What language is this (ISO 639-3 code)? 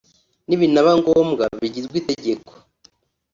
kin